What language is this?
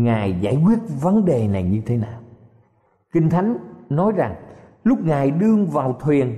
Vietnamese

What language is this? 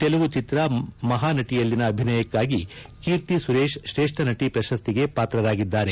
Kannada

